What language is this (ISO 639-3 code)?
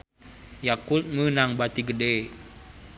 sun